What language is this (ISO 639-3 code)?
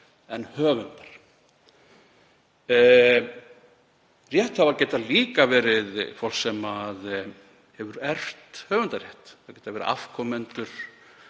isl